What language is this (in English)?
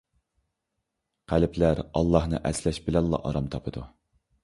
Uyghur